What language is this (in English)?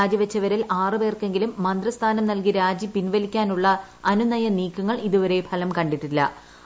Malayalam